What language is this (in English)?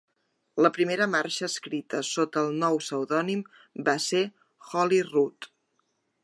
Catalan